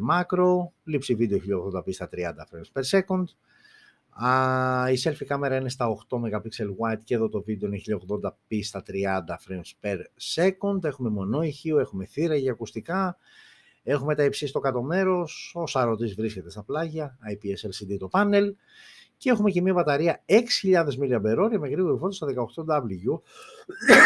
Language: Greek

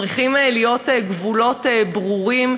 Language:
Hebrew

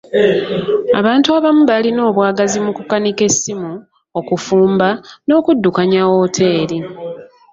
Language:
Ganda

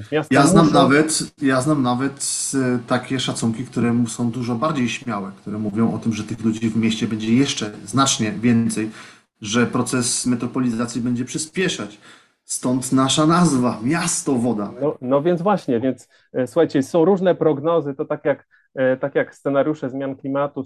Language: Polish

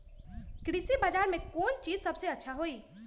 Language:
Magahi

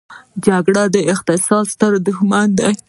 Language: Pashto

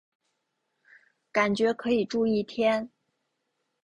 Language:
Chinese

